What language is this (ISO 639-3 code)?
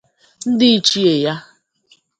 ibo